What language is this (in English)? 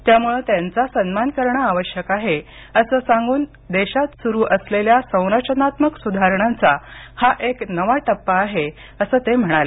Marathi